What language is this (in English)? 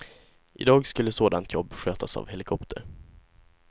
Swedish